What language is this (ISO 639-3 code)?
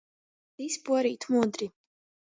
ltg